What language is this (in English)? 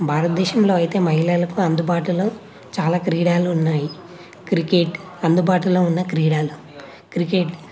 Telugu